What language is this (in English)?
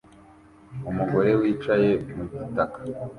Kinyarwanda